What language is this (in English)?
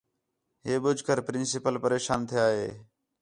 Khetrani